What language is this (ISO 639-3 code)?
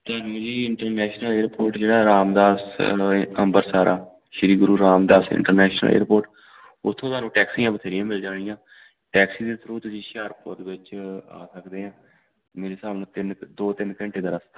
pan